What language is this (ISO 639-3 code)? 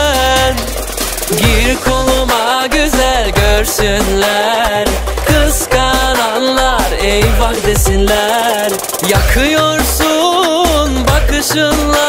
tur